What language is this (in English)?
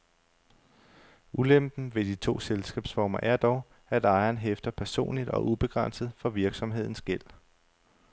Danish